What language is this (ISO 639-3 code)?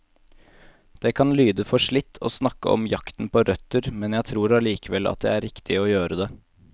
nor